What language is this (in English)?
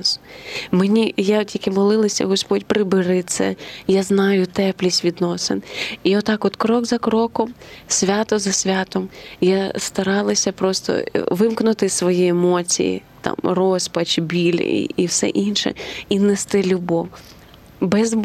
Ukrainian